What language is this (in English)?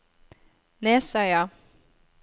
Norwegian